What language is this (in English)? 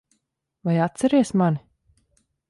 Latvian